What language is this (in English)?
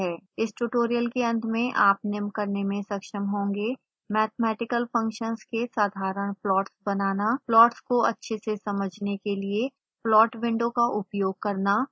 Hindi